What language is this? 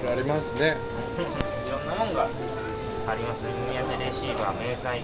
Japanese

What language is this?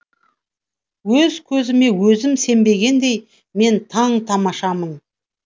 Kazakh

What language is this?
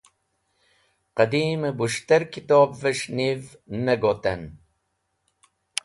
Wakhi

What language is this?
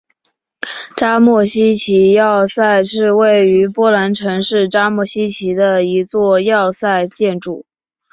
Chinese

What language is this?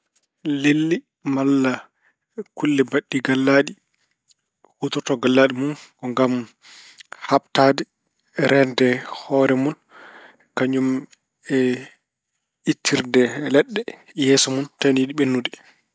Fula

